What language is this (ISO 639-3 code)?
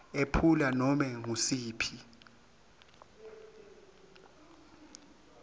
ssw